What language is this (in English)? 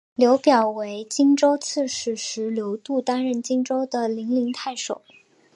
Chinese